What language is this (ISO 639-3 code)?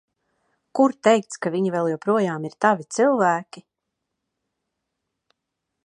lav